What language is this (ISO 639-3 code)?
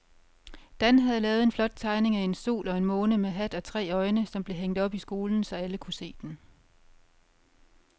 dan